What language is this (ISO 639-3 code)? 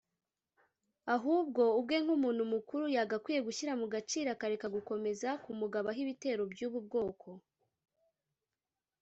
kin